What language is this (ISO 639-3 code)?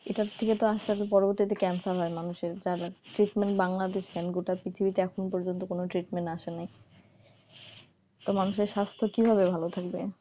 ben